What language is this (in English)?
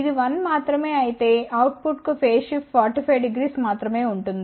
Telugu